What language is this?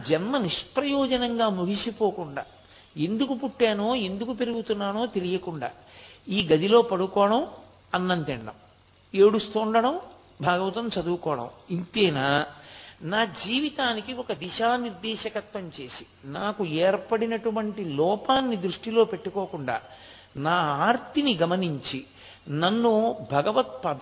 Telugu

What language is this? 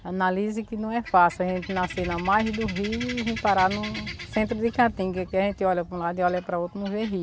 Portuguese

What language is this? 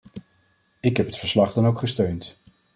Dutch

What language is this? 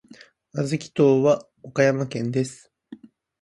Japanese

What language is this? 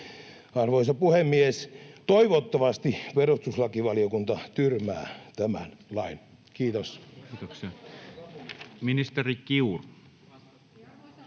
Finnish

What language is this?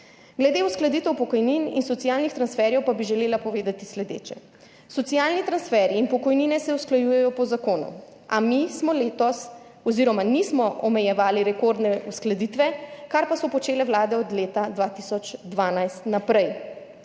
Slovenian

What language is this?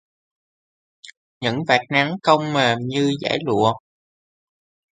Vietnamese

